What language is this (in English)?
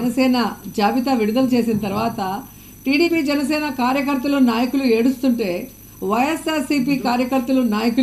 Telugu